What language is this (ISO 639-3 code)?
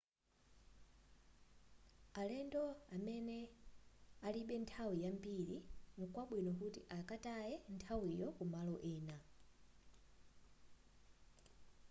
nya